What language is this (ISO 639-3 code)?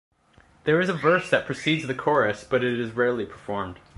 eng